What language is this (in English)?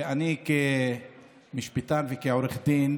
Hebrew